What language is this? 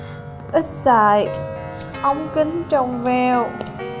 Vietnamese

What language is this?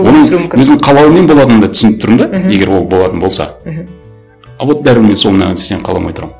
Kazakh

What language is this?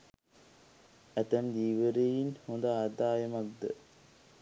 Sinhala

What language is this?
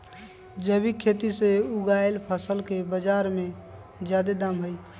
Magahi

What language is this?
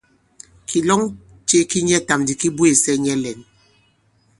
Bankon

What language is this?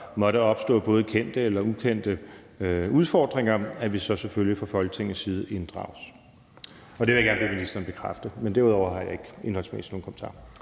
Danish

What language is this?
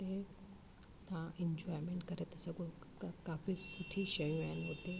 Sindhi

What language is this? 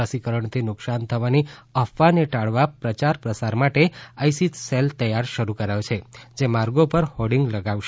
Gujarati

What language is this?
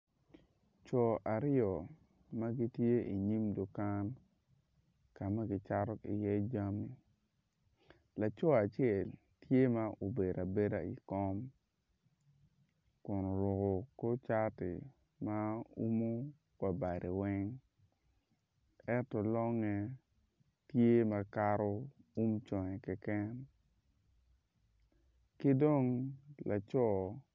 Acoli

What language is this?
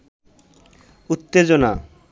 Bangla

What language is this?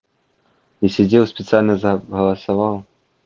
Russian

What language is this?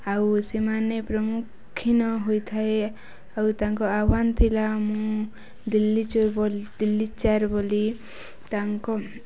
Odia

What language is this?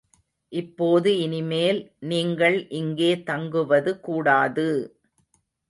Tamil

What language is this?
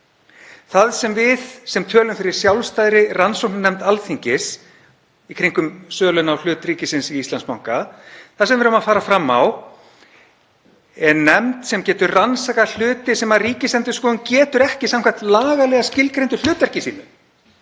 Icelandic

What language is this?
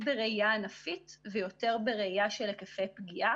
Hebrew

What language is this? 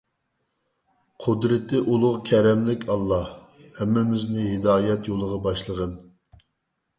Uyghur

